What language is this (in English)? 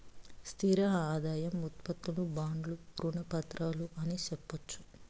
Telugu